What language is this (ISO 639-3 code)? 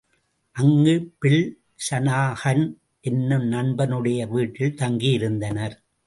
tam